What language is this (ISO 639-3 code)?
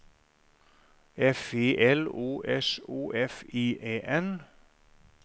nor